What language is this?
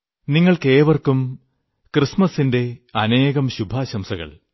Malayalam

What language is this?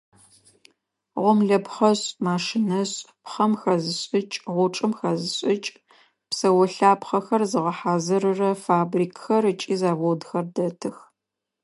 Adyghe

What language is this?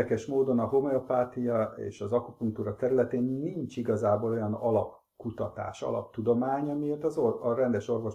Hungarian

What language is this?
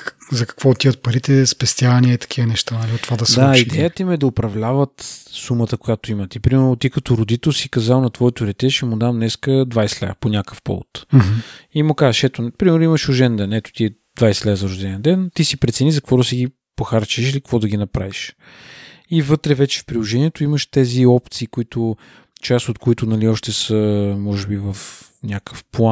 Bulgarian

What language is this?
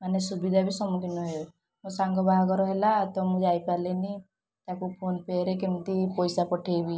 Odia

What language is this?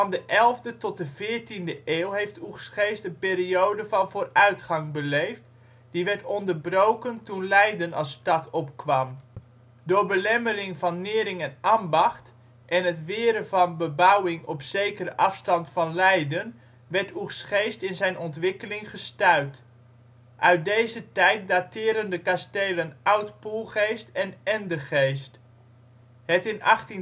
Dutch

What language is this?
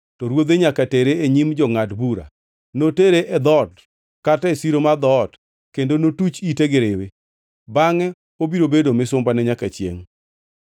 Luo (Kenya and Tanzania)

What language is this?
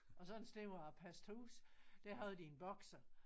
Danish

